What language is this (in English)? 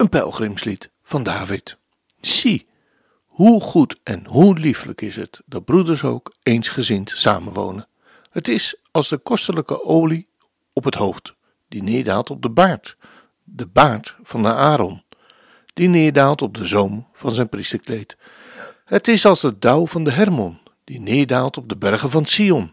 Dutch